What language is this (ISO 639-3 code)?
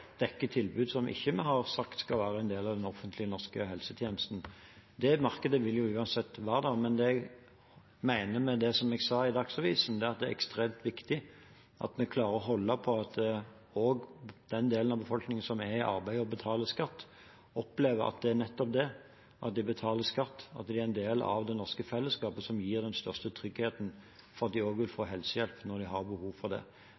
nob